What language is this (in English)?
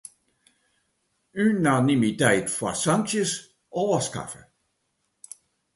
Western Frisian